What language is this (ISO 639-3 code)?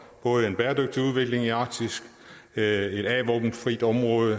dan